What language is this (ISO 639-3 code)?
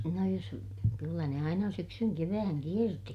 fin